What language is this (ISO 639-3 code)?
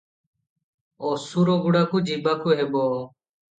ori